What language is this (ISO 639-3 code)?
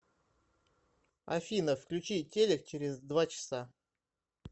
rus